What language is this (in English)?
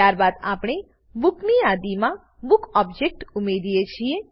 Gujarati